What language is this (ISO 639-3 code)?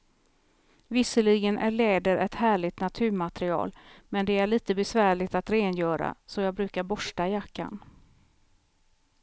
swe